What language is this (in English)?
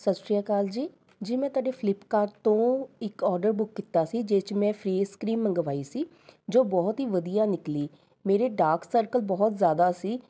Punjabi